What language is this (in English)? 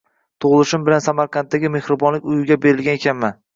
Uzbek